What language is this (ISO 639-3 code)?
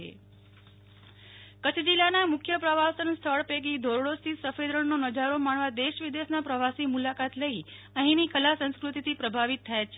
guj